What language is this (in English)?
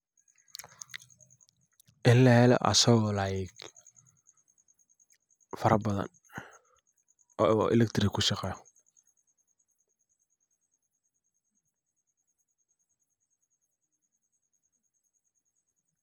Somali